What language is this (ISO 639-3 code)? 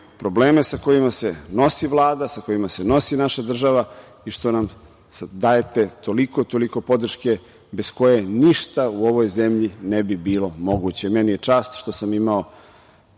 srp